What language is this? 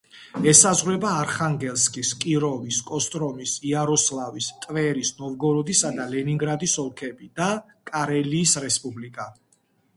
Georgian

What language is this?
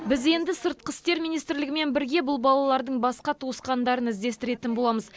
Kazakh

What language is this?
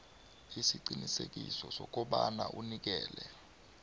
South Ndebele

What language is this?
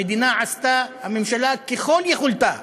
Hebrew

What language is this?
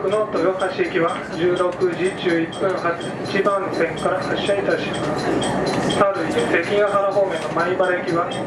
Japanese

